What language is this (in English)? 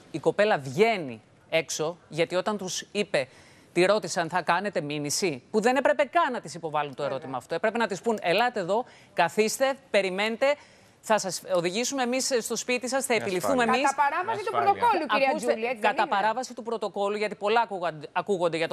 Greek